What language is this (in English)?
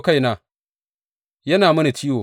Hausa